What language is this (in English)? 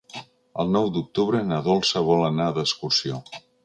Catalan